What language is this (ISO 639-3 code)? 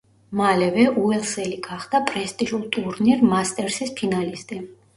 kat